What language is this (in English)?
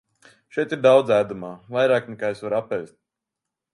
Latvian